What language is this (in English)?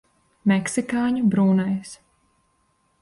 Latvian